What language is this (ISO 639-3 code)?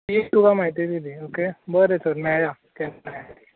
kok